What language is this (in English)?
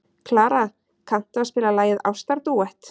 Icelandic